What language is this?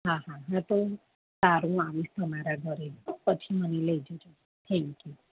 Gujarati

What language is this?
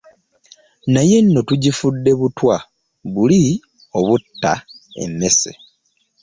Ganda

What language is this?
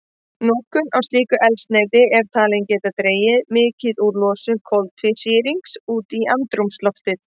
Icelandic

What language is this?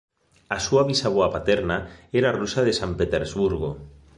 Galician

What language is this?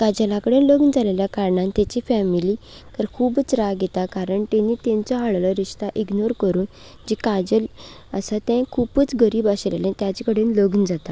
Konkani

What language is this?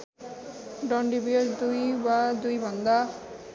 Nepali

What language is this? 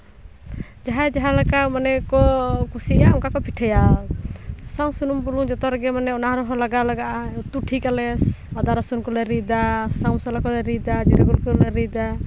Santali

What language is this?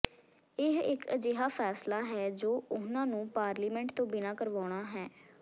Punjabi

